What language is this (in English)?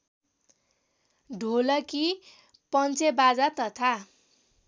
Nepali